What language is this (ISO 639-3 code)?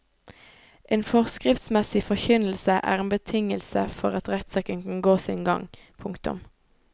nor